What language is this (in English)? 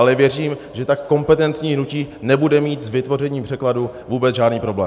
Czech